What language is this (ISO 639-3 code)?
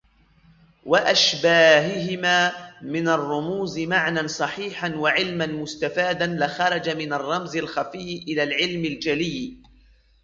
ara